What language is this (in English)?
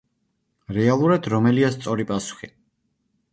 Georgian